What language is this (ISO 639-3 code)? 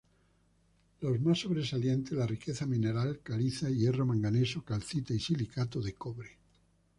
spa